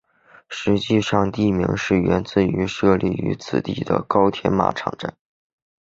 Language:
Chinese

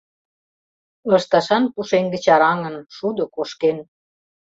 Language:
Mari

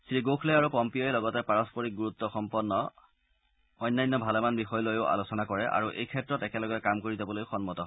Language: Assamese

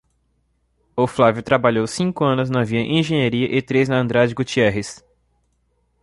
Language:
Portuguese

